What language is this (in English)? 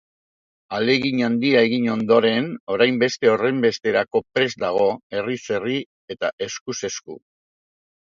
Basque